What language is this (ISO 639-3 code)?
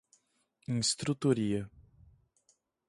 por